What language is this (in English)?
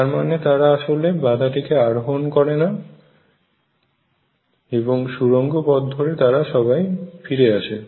Bangla